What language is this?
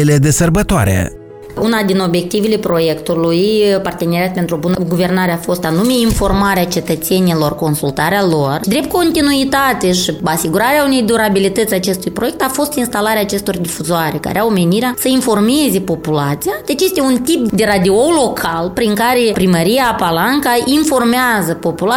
Romanian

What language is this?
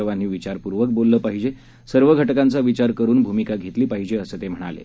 Marathi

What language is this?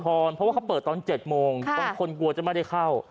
Thai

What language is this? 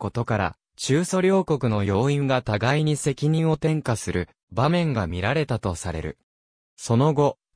Japanese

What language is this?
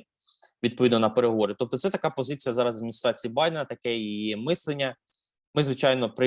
Ukrainian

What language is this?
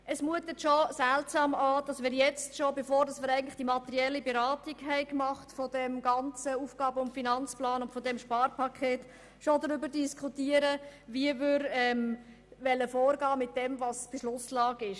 Swiss German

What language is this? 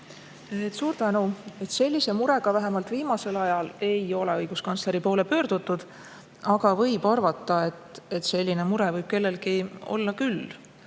Estonian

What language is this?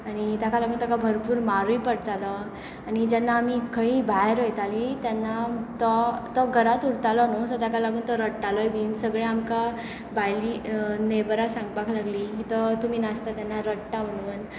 Konkani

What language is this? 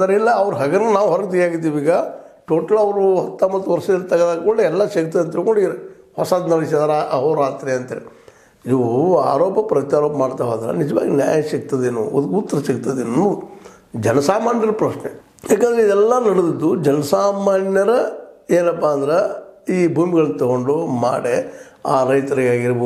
Kannada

